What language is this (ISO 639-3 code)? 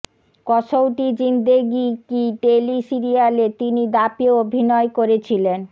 ben